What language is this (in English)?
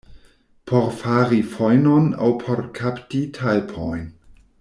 Esperanto